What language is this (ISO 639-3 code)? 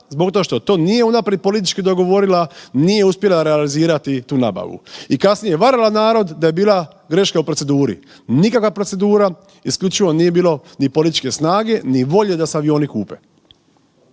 hrv